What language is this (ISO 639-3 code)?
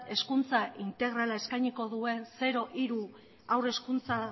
eus